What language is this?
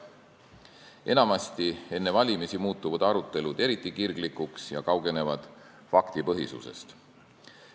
Estonian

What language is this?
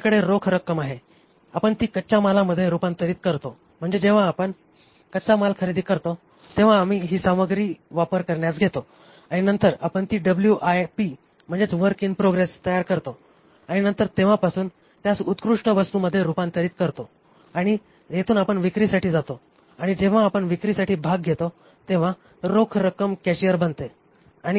Marathi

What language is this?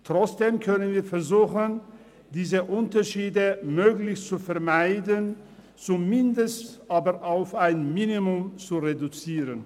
Swiss German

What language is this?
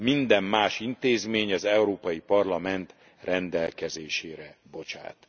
Hungarian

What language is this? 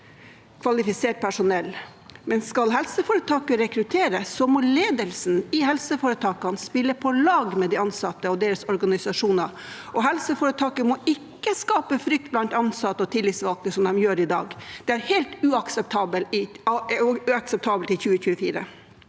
Norwegian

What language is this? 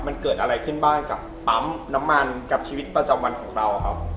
Thai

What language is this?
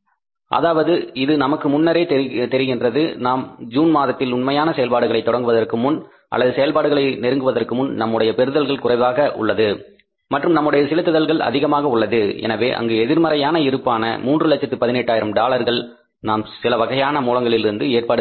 Tamil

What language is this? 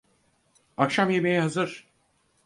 Turkish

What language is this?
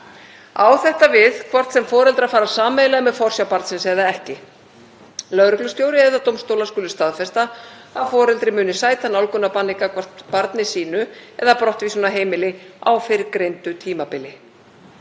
Icelandic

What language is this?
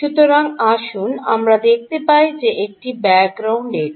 Bangla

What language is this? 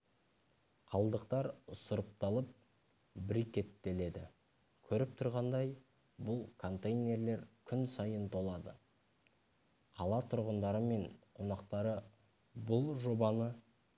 Kazakh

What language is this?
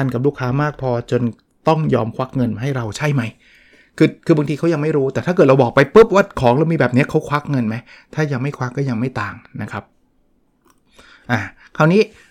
Thai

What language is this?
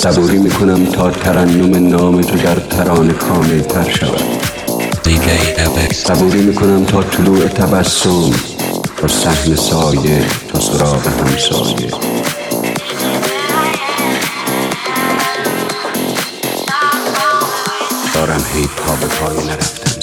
Persian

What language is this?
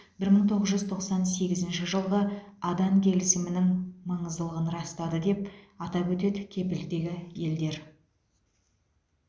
Kazakh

